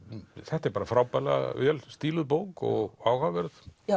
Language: Icelandic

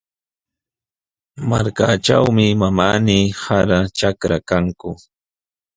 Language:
Sihuas Ancash Quechua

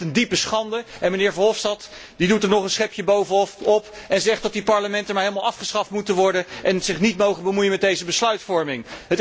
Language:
Dutch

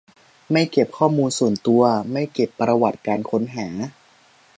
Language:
Thai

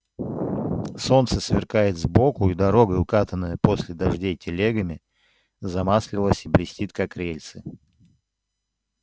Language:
Russian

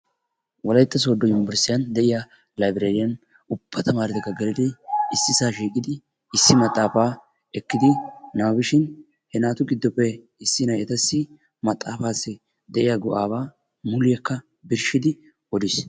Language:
Wolaytta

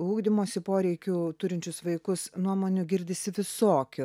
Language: Lithuanian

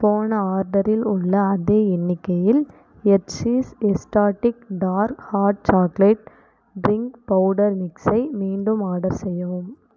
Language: Tamil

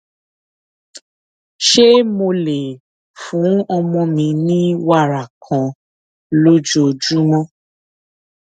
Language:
Yoruba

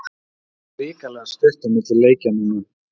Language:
Icelandic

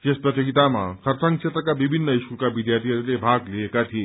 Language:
Nepali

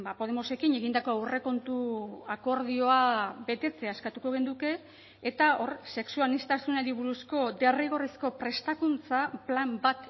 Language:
Basque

